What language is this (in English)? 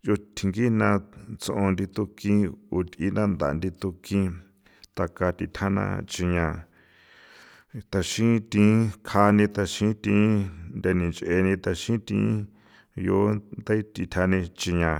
San Felipe Otlaltepec Popoloca